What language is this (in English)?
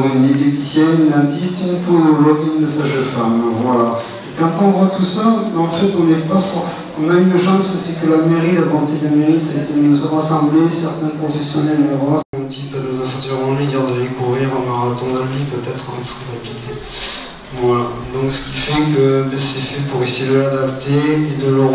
French